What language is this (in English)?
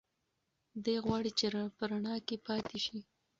Pashto